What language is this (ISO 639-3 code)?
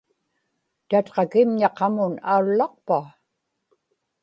ipk